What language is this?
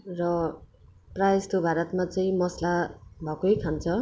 Nepali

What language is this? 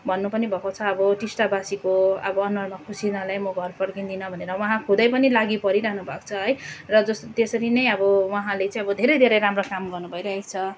Nepali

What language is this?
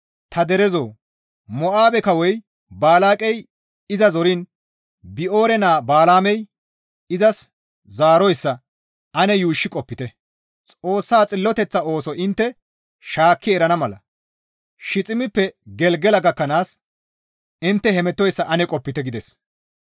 Gamo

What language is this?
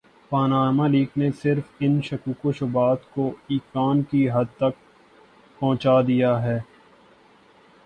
Urdu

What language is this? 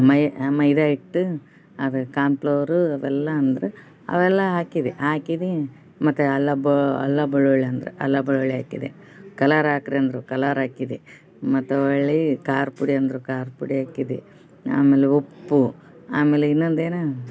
Kannada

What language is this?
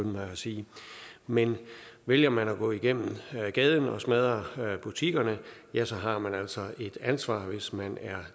Danish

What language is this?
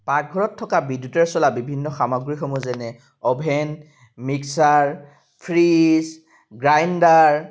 Assamese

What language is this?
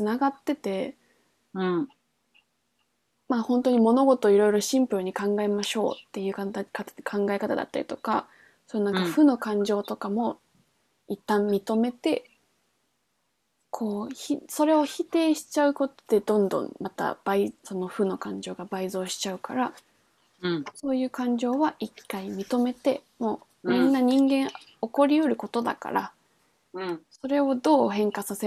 Japanese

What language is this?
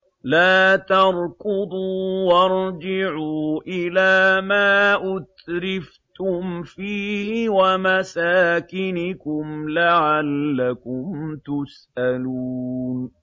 Arabic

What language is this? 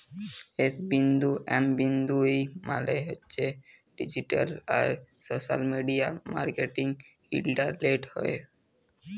Bangla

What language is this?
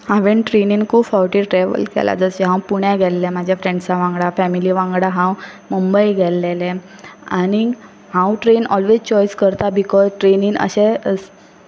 Konkani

